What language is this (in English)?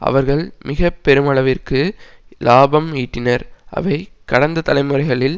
Tamil